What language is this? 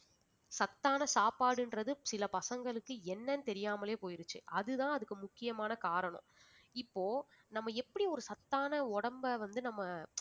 Tamil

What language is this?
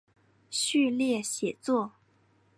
Chinese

